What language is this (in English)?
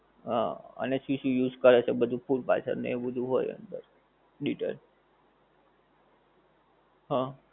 Gujarati